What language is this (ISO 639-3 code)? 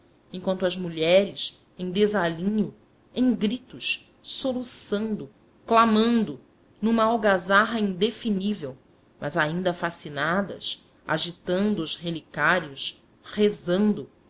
por